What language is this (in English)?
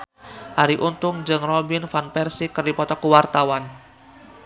Sundanese